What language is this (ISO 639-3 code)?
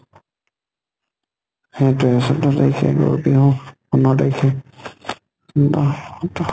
asm